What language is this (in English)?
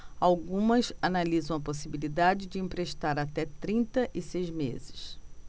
Portuguese